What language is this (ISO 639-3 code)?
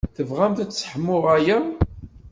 kab